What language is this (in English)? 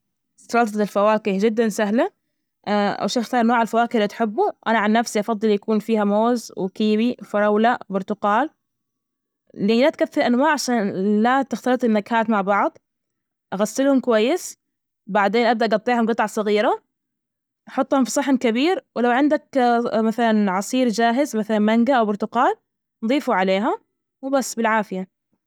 Najdi Arabic